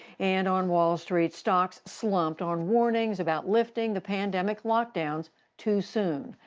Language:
English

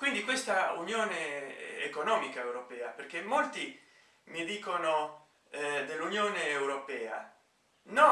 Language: Italian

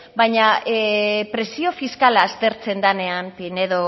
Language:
Basque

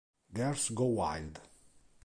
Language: Italian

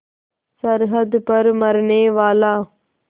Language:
Hindi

